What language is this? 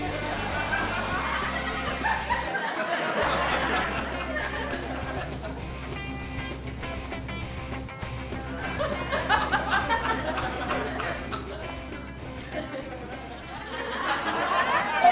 Indonesian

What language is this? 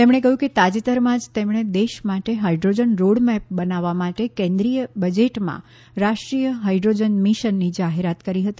Gujarati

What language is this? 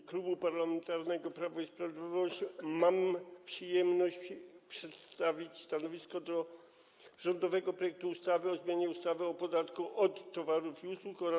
Polish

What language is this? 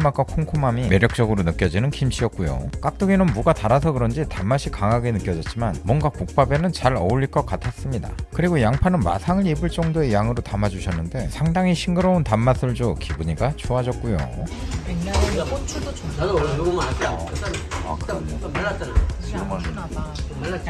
Korean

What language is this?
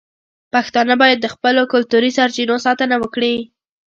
Pashto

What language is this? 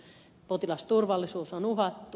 Finnish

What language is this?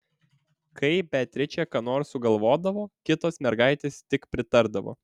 Lithuanian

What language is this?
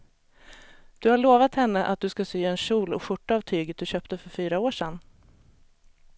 Swedish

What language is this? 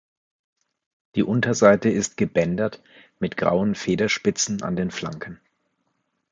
German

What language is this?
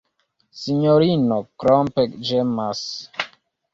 Esperanto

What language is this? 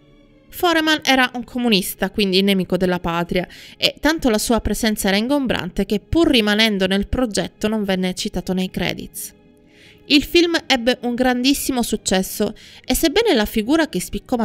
Italian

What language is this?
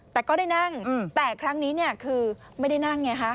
Thai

